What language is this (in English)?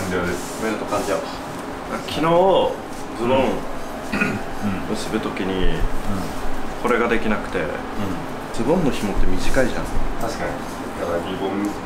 Japanese